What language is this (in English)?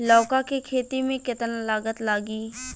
Bhojpuri